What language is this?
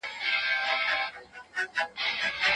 Pashto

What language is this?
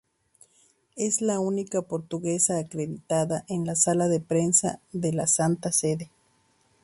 Spanish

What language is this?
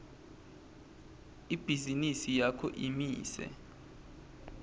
Swati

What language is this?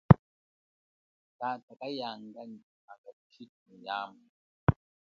Chokwe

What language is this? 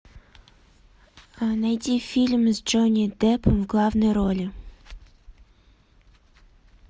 Russian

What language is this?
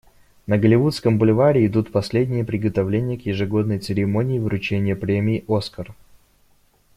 Russian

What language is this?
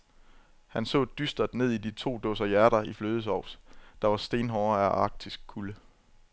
Danish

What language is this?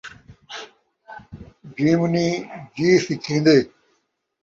Saraiki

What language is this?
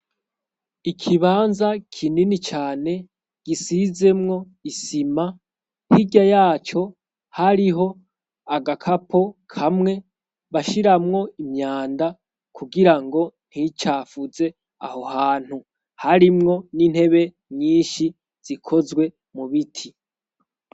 Rundi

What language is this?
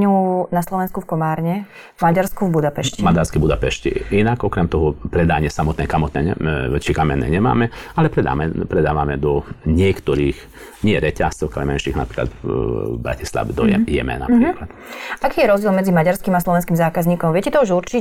Slovak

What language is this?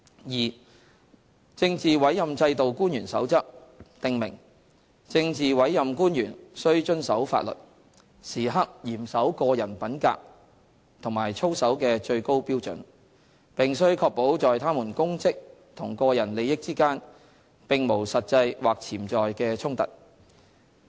Cantonese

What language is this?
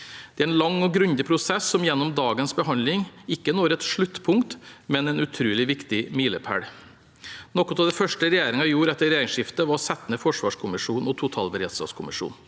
Norwegian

